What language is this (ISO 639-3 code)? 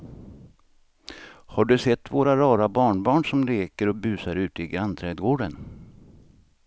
swe